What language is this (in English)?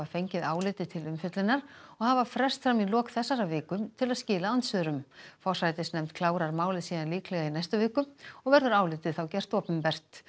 Icelandic